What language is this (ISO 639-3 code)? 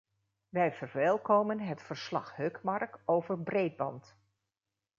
nld